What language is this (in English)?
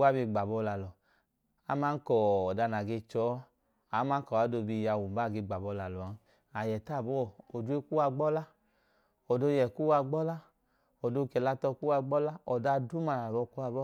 Idoma